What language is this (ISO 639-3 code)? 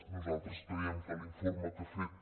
cat